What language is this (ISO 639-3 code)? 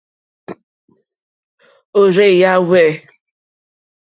bri